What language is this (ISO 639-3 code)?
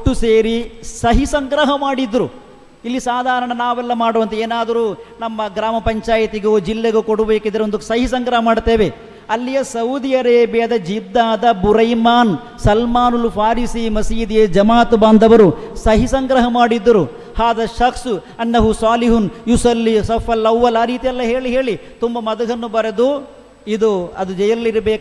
kan